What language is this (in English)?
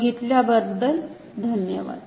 Marathi